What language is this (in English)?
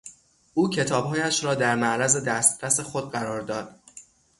Persian